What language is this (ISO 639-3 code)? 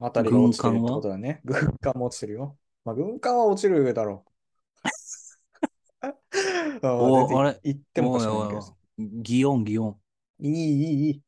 jpn